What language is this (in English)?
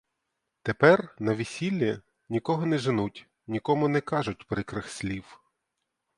Ukrainian